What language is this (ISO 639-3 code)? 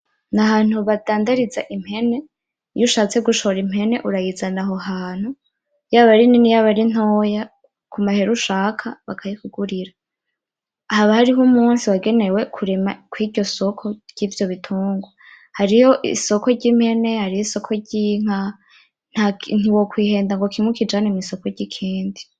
run